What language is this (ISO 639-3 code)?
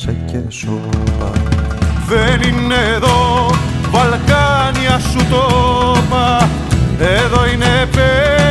ell